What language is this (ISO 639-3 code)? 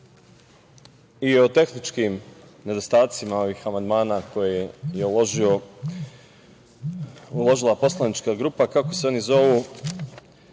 srp